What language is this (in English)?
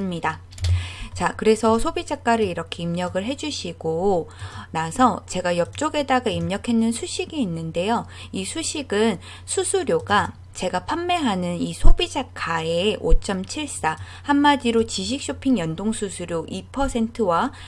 Korean